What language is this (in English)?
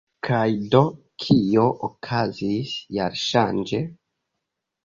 Esperanto